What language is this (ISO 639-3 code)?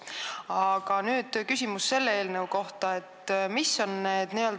est